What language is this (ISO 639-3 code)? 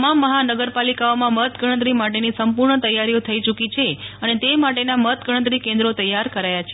guj